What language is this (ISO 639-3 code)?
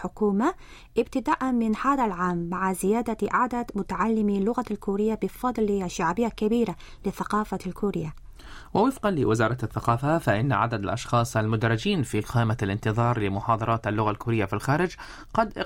ara